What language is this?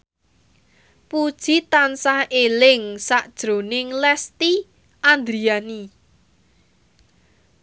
Javanese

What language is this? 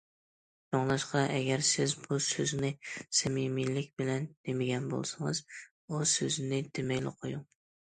Uyghur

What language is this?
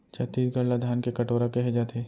Chhattisgarhi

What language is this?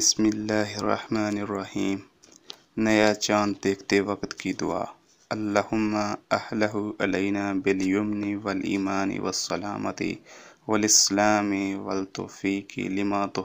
Arabic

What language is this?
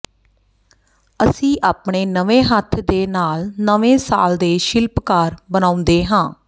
Punjabi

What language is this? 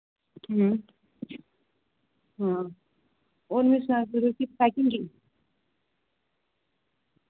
Dogri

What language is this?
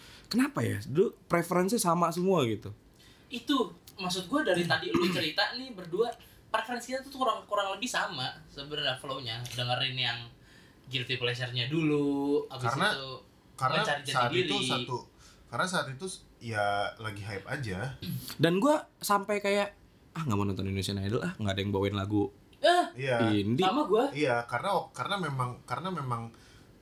Indonesian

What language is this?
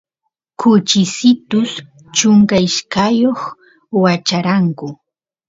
Santiago del Estero Quichua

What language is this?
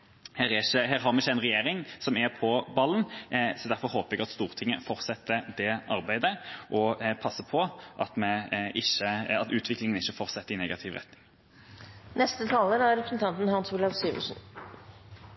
Norwegian Bokmål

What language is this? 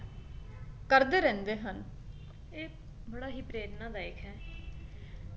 Punjabi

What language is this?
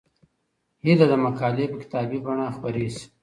Pashto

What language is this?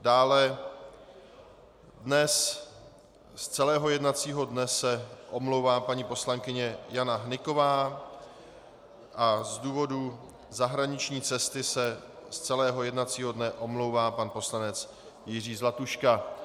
Czech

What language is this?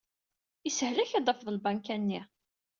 Kabyle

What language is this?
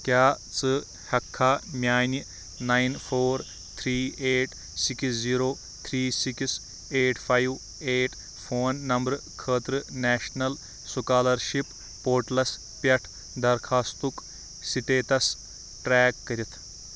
Kashmiri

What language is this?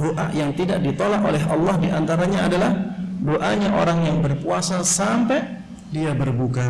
Indonesian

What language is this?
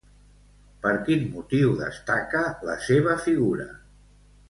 Catalan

